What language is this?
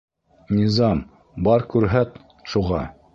Bashkir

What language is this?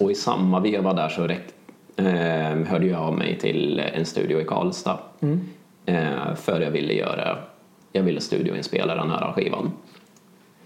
Swedish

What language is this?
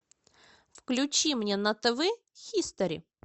Russian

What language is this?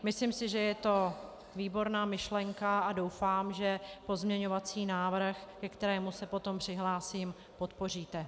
Czech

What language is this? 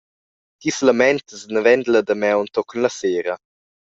Romansh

